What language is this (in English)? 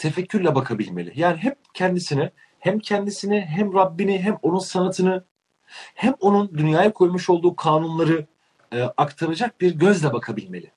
Turkish